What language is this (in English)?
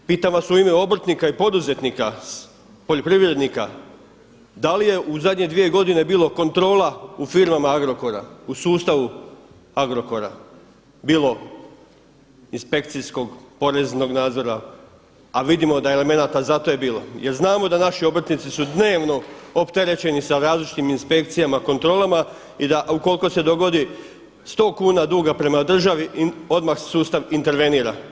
Croatian